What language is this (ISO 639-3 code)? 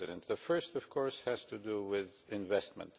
eng